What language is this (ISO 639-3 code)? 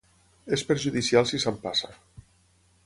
cat